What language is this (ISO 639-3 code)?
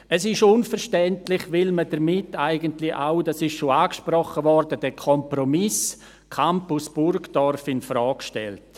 gsw